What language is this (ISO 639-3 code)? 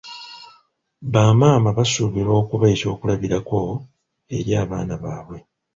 lug